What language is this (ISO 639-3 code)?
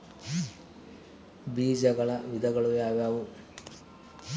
kan